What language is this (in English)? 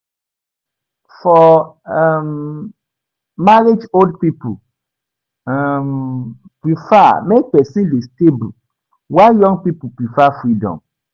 Nigerian Pidgin